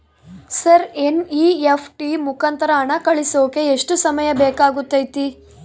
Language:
Kannada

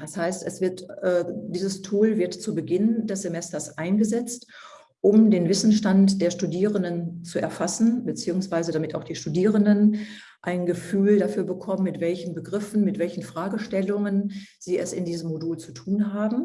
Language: German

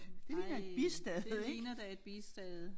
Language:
Danish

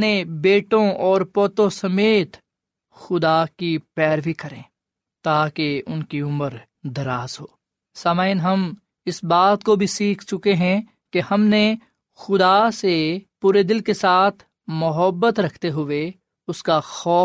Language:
Urdu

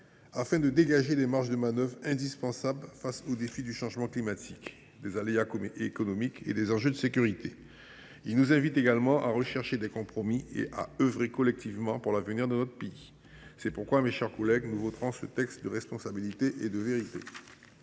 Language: French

